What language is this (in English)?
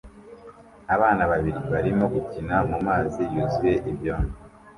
Kinyarwanda